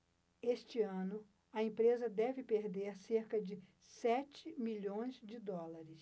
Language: Portuguese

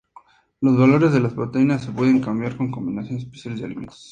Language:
Spanish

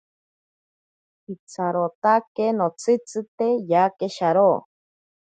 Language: Ashéninka Perené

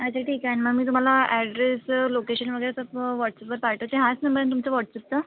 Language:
Marathi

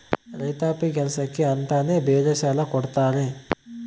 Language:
Kannada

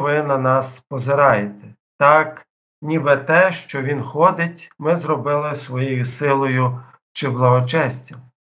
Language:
Ukrainian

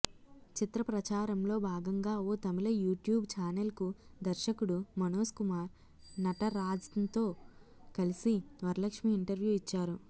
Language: Telugu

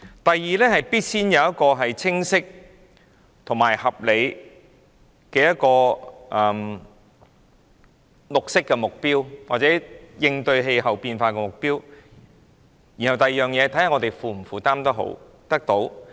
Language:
Cantonese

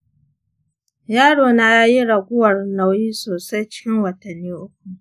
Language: Hausa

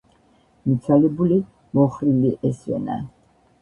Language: Georgian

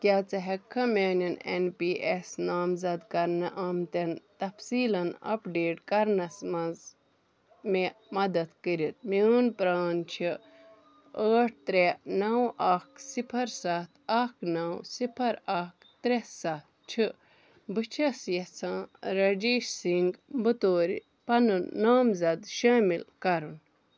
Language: Kashmiri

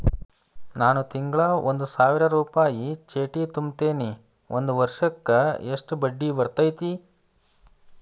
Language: Kannada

